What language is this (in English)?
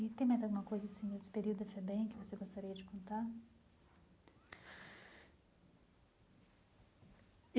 Portuguese